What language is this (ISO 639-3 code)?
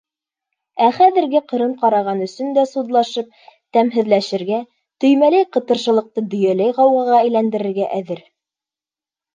bak